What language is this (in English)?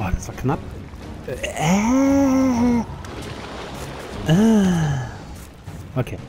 German